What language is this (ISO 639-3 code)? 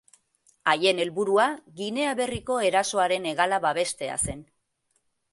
eus